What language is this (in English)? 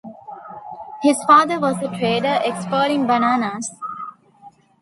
English